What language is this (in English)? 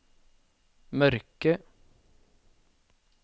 Norwegian